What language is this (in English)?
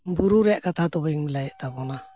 Santali